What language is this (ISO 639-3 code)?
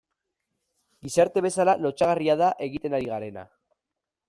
eus